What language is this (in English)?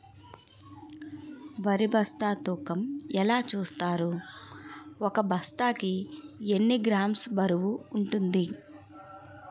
Telugu